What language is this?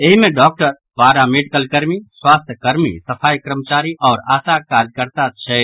Maithili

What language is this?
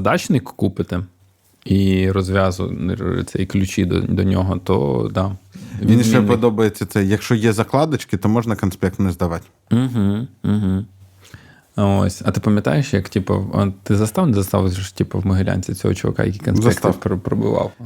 Ukrainian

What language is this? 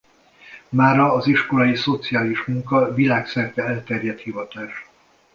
Hungarian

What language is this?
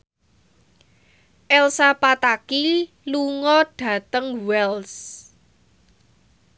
Javanese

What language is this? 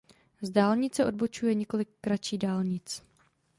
Czech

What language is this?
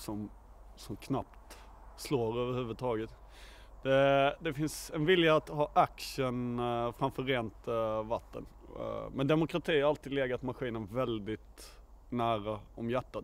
Swedish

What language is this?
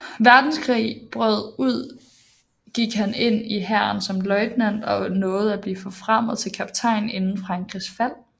Danish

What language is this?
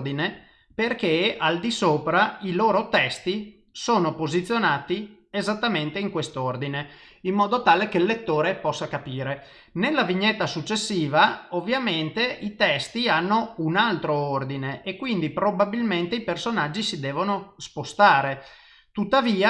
Italian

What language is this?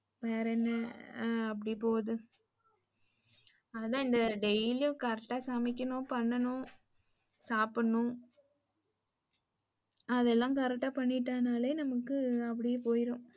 Tamil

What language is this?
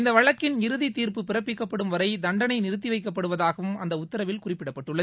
Tamil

